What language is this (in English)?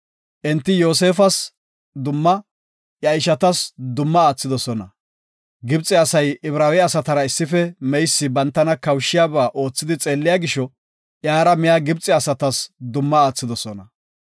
Gofa